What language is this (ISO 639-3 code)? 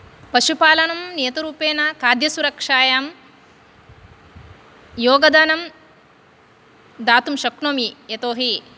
san